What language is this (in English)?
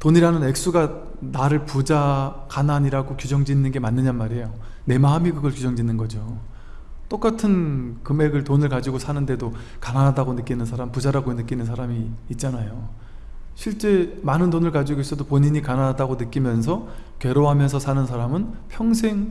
Korean